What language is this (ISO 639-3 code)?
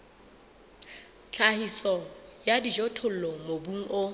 sot